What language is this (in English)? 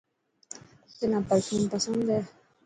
Dhatki